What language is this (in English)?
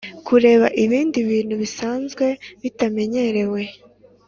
Kinyarwanda